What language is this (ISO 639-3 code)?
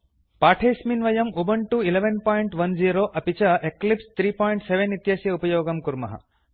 san